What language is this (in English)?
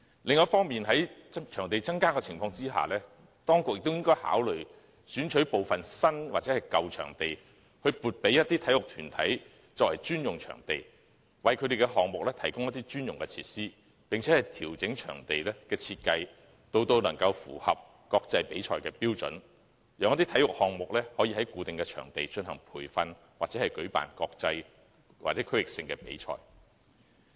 Cantonese